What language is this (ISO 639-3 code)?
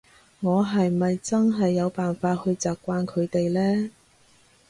yue